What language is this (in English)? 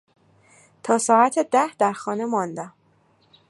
Persian